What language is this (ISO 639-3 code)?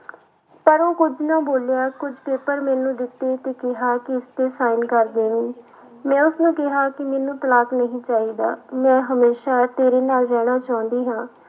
pan